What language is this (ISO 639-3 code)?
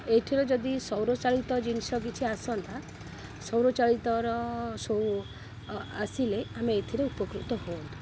ori